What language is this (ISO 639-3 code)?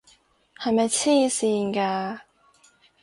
yue